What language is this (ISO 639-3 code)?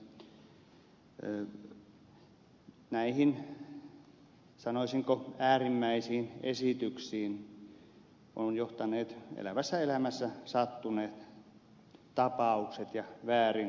fin